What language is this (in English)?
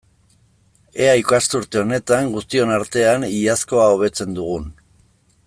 Basque